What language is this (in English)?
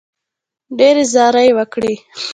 Pashto